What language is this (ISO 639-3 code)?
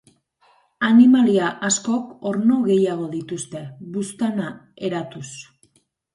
eus